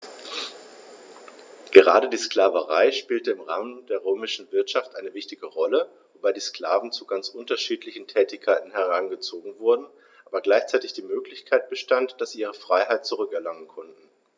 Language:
German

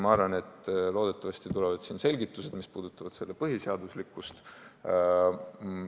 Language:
Estonian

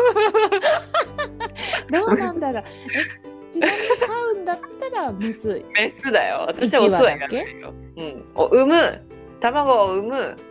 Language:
Japanese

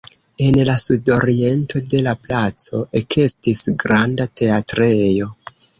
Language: Esperanto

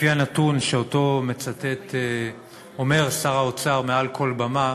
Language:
Hebrew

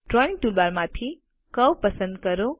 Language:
Gujarati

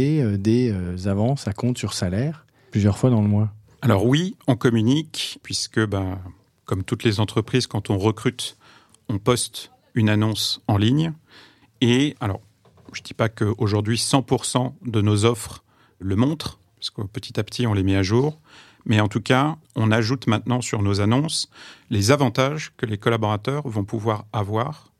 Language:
French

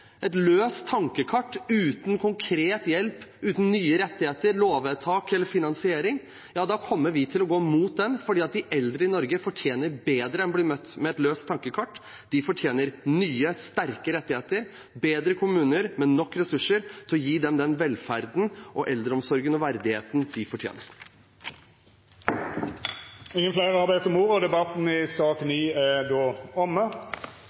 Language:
Norwegian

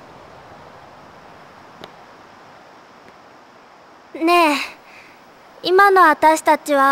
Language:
Japanese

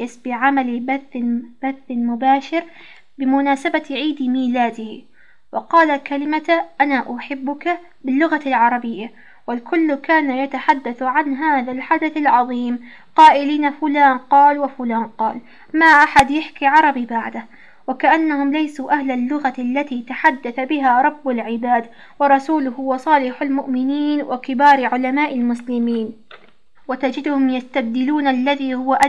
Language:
Arabic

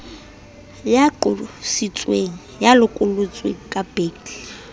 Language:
Southern Sotho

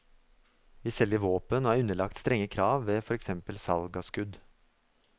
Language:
Norwegian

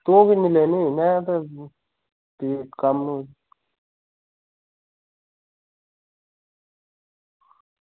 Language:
Dogri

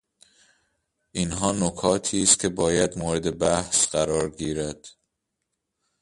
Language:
Persian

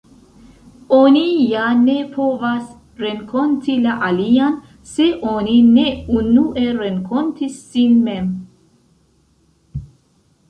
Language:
Esperanto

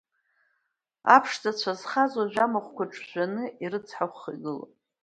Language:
Abkhazian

